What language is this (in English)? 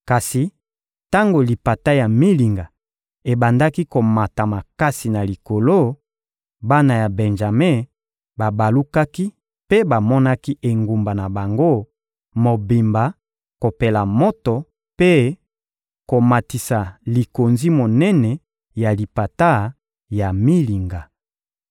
Lingala